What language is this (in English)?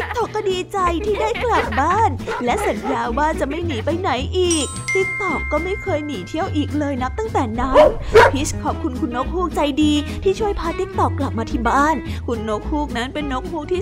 Thai